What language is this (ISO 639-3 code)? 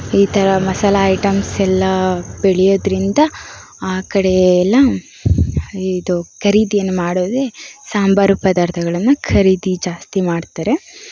kan